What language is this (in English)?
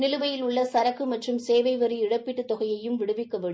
Tamil